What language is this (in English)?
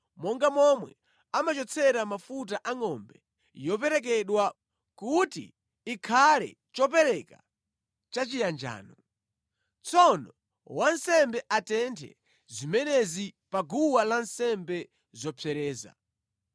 Nyanja